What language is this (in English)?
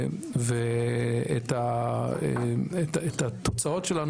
Hebrew